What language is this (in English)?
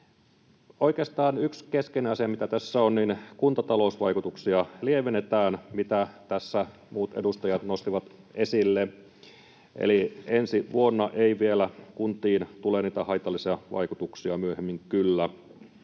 Finnish